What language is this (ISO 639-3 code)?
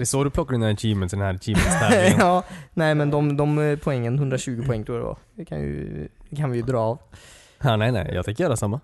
swe